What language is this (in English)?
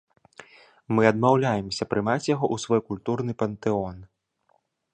Belarusian